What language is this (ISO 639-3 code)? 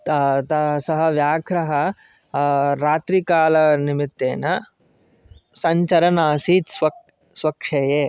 san